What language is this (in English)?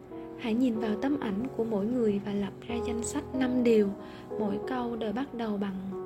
Vietnamese